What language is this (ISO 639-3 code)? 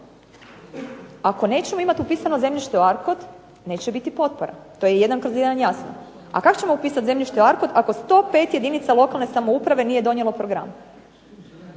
hrv